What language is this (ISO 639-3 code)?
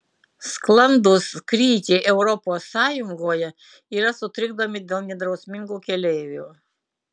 lit